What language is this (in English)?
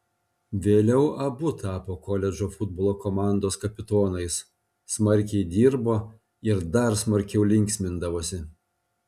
Lithuanian